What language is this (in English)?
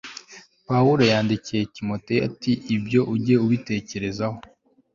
Kinyarwanda